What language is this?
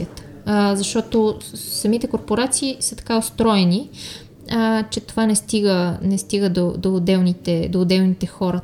Bulgarian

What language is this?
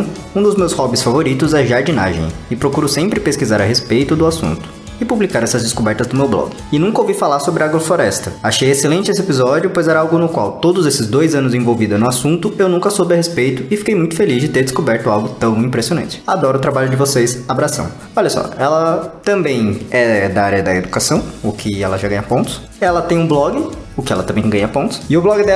Portuguese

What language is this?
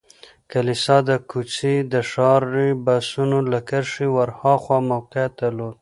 Pashto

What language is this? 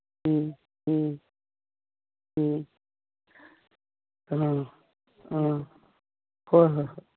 Manipuri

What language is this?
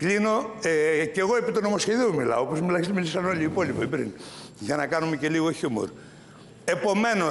Greek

